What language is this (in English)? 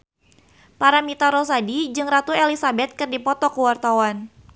Sundanese